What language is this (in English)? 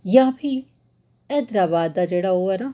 Dogri